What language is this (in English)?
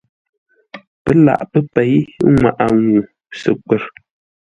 Ngombale